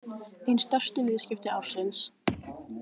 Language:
Icelandic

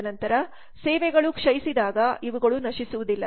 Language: Kannada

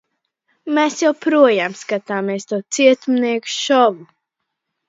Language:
Latvian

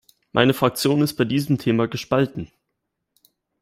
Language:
German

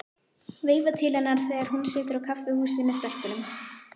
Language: Icelandic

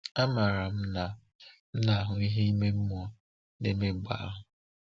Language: Igbo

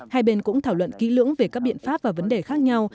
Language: Vietnamese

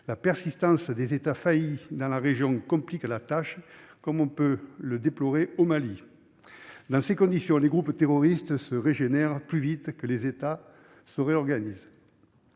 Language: French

